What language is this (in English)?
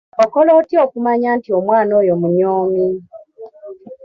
Ganda